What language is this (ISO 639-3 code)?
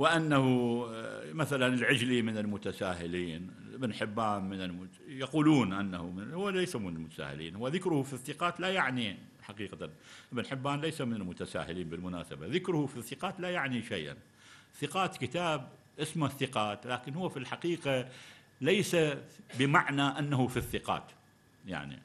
ara